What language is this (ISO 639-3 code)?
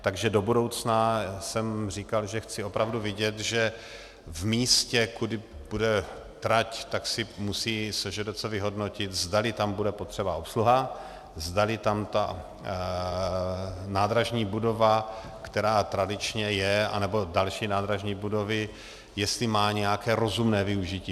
ces